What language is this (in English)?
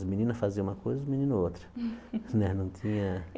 Portuguese